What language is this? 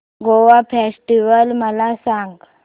Marathi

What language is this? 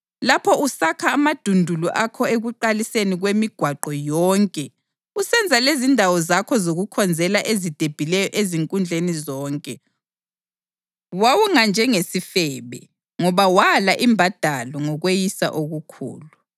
North Ndebele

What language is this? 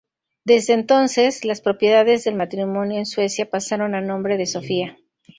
Spanish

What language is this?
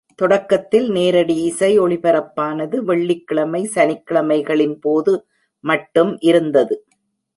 Tamil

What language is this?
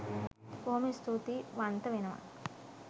Sinhala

